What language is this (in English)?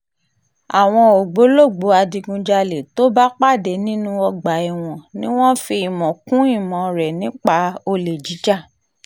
Yoruba